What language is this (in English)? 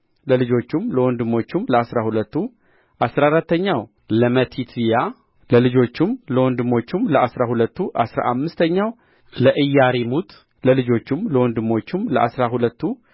Amharic